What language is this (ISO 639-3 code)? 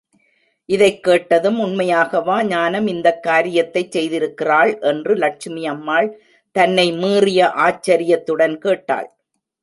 tam